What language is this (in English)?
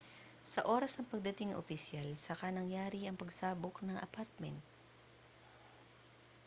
Filipino